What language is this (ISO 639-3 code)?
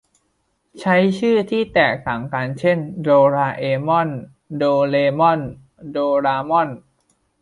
tha